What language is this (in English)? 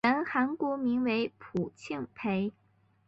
Chinese